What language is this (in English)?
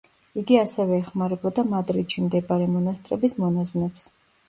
Georgian